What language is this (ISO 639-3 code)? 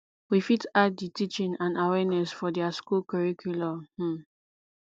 pcm